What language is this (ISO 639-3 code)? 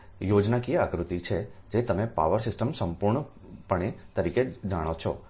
guj